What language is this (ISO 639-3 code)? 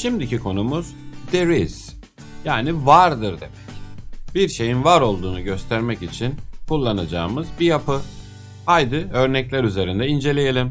tur